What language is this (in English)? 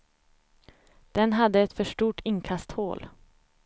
Swedish